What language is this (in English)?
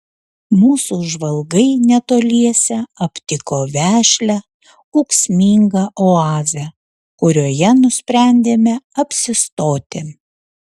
Lithuanian